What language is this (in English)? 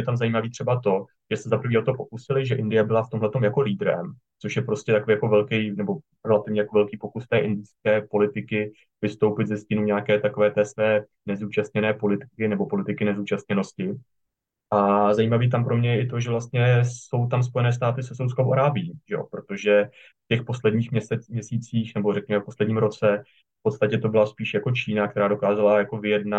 Czech